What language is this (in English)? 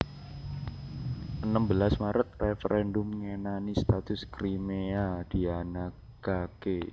Javanese